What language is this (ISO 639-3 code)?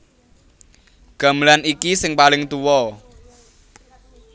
jav